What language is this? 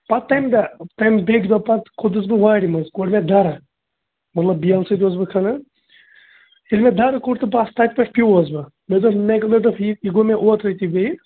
Kashmiri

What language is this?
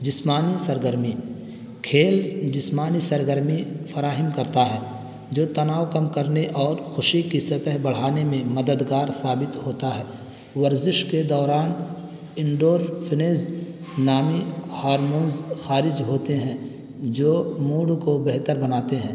Urdu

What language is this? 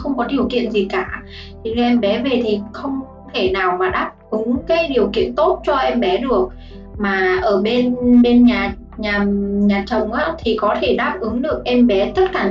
Vietnamese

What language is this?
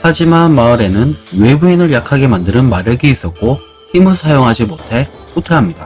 Korean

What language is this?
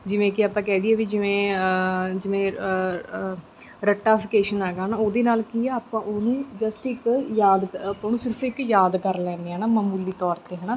Punjabi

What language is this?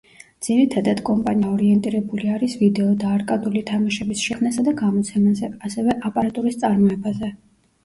Georgian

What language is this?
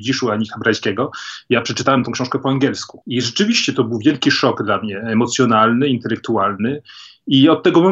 Polish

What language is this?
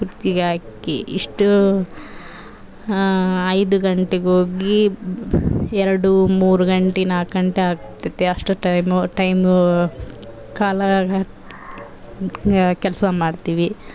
Kannada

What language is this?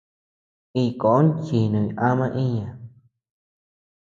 Tepeuxila Cuicatec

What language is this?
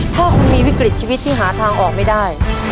Thai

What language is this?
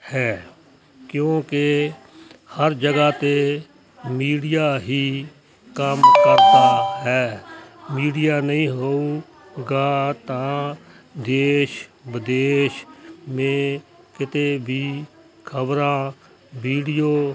Punjabi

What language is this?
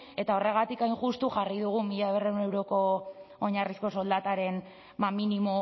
Basque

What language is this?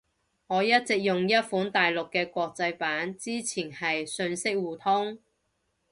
Cantonese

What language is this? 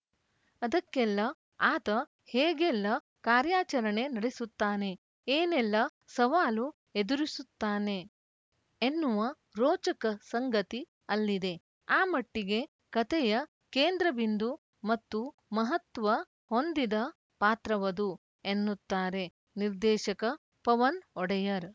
Kannada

